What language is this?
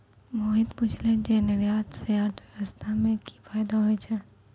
Maithili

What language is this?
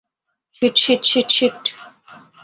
Bangla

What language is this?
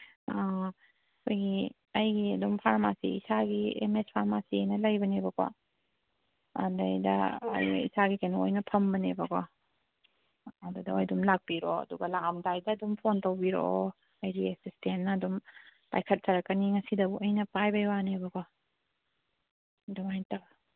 Manipuri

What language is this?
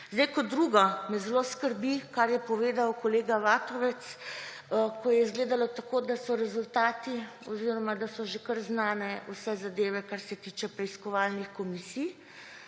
Slovenian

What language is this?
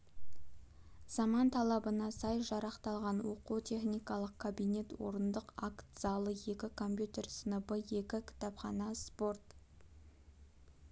Kazakh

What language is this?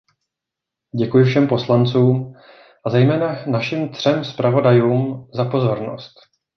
Czech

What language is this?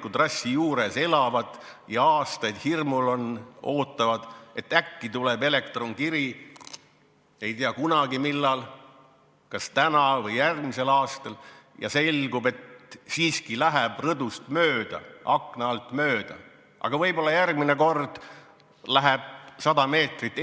Estonian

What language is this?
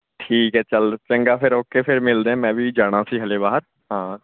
Punjabi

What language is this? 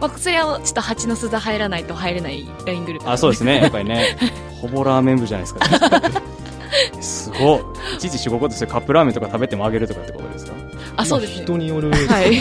Japanese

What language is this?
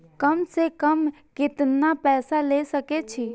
Maithili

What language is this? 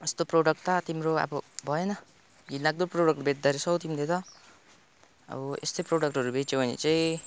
Nepali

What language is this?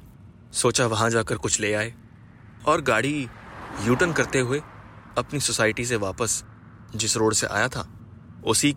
Hindi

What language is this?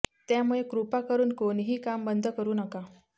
Marathi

